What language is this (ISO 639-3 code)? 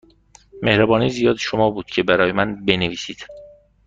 fas